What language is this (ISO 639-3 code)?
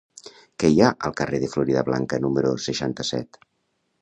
cat